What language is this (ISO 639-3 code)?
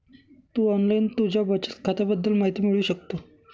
mar